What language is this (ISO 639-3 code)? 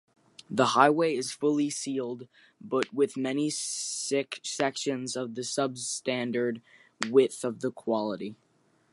eng